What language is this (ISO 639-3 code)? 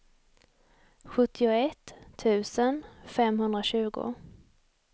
swe